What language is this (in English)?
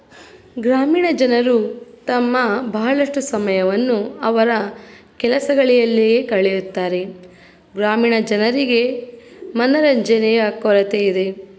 Kannada